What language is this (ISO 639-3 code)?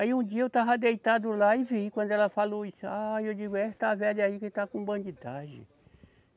por